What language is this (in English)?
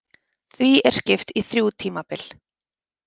Icelandic